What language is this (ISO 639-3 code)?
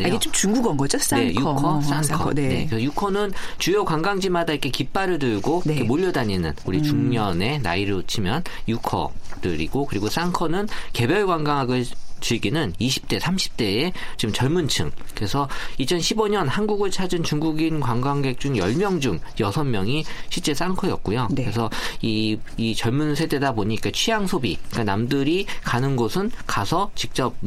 kor